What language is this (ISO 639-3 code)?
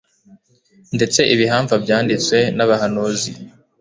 kin